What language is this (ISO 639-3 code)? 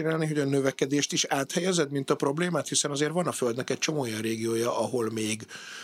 hun